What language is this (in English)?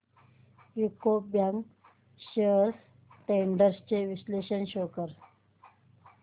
Marathi